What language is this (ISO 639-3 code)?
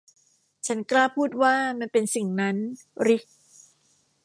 tha